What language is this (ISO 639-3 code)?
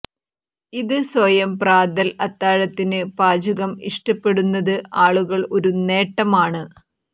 mal